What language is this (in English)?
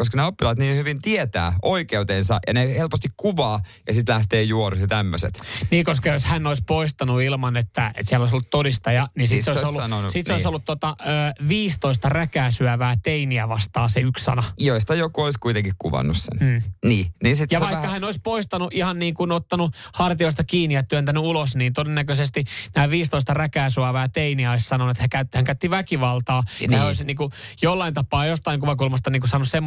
Finnish